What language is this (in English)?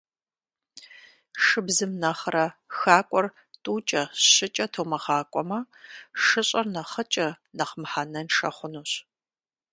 Kabardian